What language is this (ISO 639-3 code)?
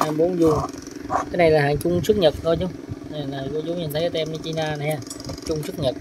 vie